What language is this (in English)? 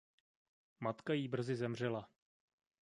Czech